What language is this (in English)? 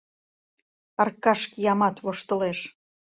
Mari